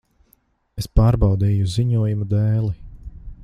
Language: Latvian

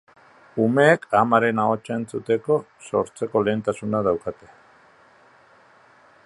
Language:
Basque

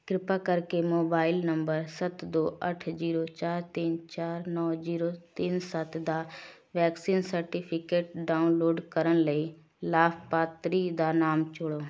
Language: Punjabi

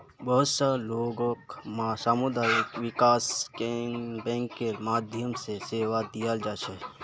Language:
Magahi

